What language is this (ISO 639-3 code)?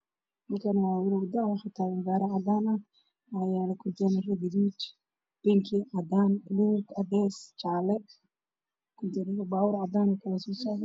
som